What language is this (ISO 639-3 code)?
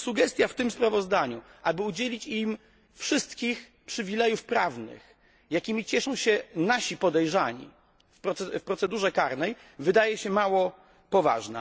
pol